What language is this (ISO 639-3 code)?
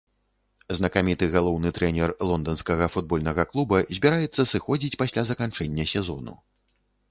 bel